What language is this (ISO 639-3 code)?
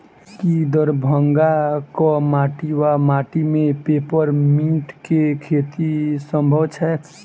mai